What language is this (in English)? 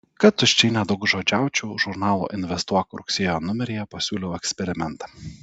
Lithuanian